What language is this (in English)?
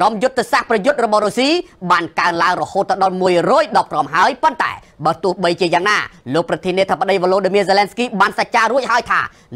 Thai